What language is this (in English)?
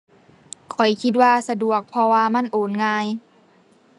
Thai